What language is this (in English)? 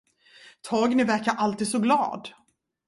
Swedish